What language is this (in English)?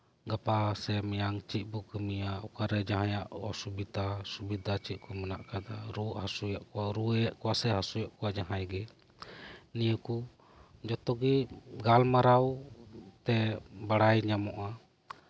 Santali